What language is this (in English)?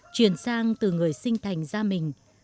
Vietnamese